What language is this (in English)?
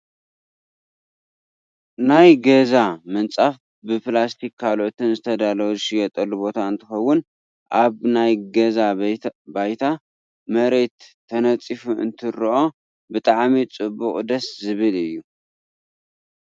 Tigrinya